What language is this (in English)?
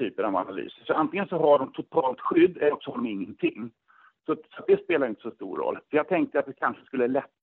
Swedish